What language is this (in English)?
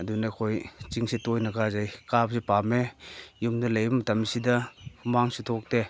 Manipuri